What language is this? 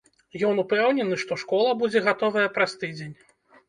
Belarusian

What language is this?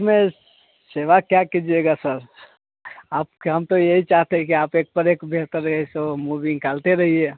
Hindi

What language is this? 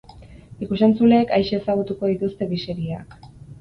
Basque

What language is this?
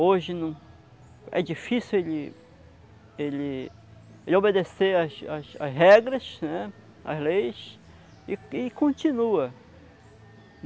Portuguese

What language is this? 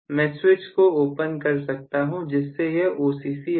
Hindi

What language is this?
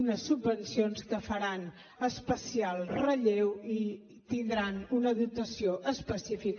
Catalan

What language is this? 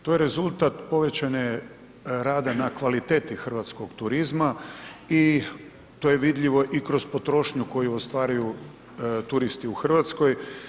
Croatian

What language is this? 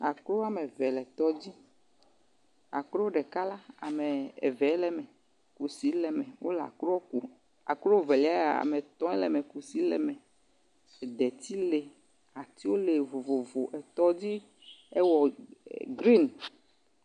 Ewe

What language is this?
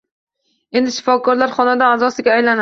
Uzbek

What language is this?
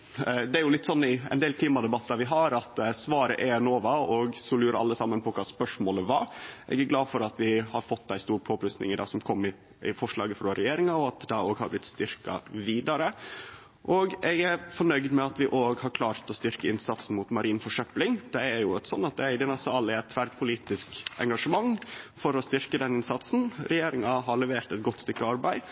Norwegian Nynorsk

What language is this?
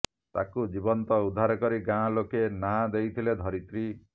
Odia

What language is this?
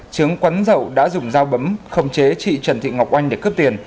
Vietnamese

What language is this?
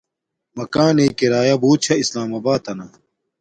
Domaaki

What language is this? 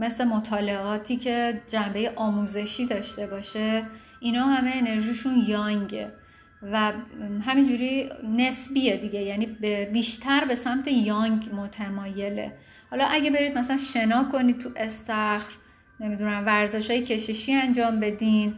Persian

